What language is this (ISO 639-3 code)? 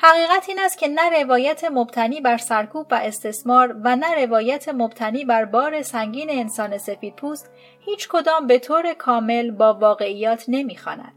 fas